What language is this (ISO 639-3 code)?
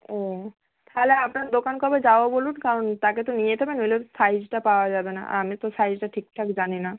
ben